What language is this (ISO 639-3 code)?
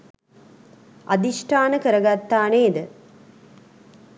sin